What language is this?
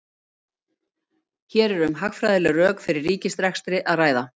Icelandic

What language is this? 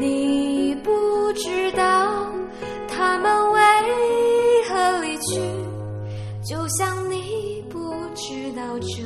Chinese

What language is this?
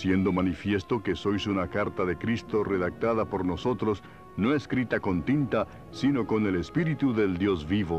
Spanish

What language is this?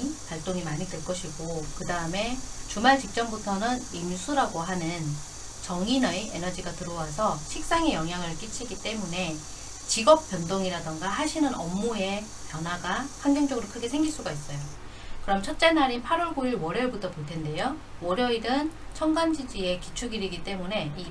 Korean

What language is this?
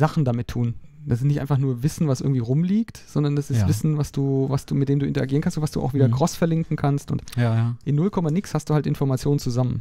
German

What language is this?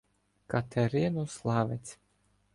Ukrainian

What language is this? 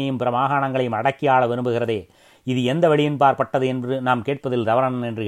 Tamil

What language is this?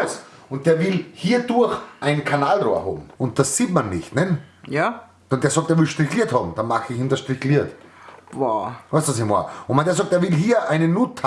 German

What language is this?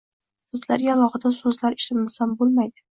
Uzbek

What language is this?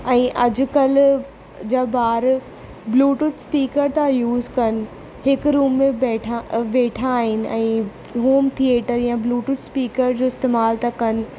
Sindhi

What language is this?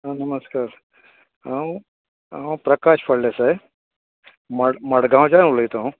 Konkani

